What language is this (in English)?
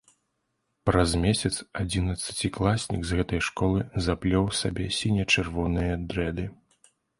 Belarusian